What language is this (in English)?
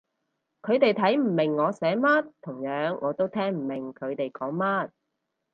Cantonese